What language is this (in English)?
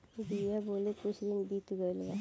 Bhojpuri